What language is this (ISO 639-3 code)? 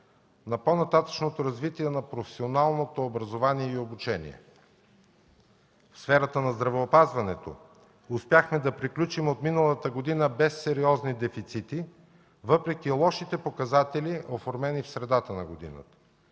bul